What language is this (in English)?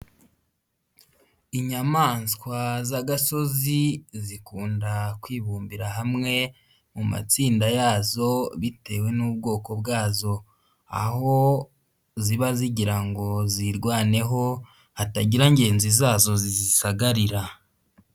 Kinyarwanda